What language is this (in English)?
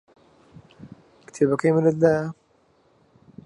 Central Kurdish